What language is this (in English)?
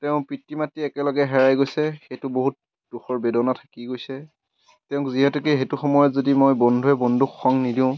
Assamese